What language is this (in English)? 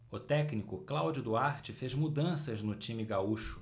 Portuguese